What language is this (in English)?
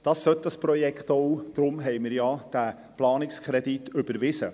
Swiss German